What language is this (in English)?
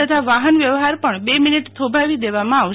Gujarati